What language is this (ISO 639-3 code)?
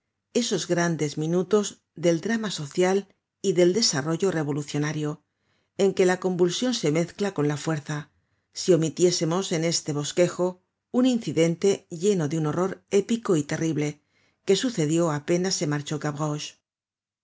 spa